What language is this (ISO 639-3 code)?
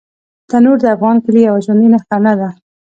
pus